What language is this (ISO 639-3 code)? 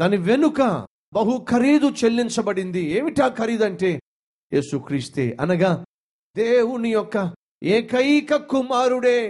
tel